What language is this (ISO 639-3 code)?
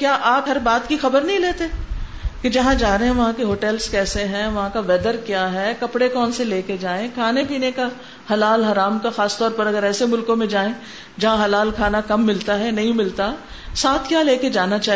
urd